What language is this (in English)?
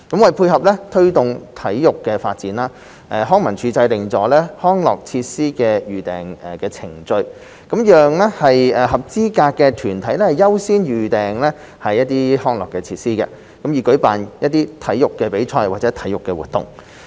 Cantonese